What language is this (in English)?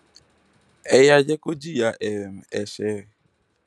Yoruba